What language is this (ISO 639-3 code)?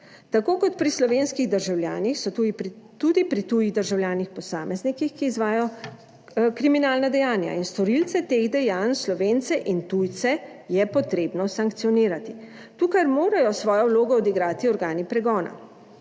slv